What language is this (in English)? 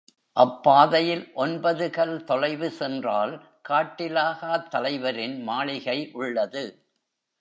Tamil